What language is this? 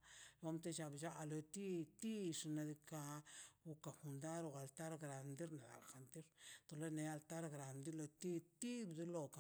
Mazaltepec Zapotec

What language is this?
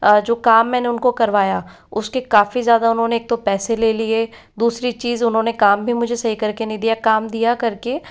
Hindi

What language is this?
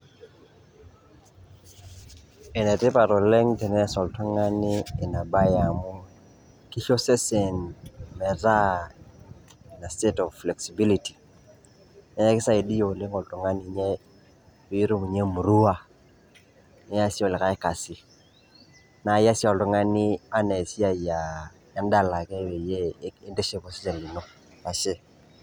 Masai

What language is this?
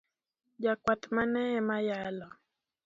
Luo (Kenya and Tanzania)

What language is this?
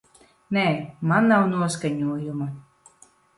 Latvian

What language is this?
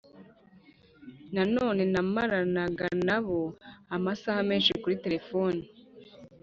Kinyarwanda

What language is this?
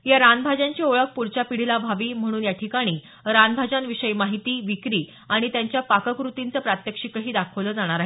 Marathi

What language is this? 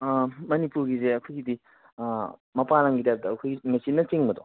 Manipuri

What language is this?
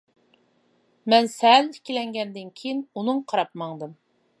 Uyghur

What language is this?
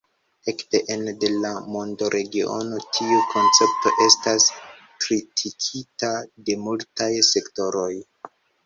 Esperanto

